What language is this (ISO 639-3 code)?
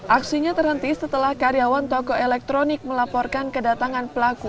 ind